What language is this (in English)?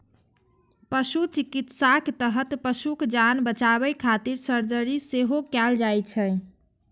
Maithili